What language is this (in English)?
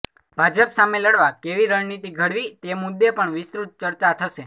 Gujarati